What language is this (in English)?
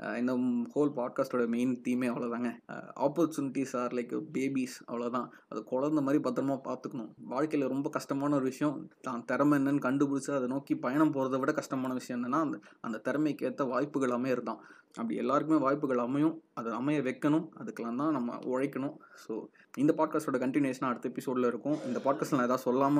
Tamil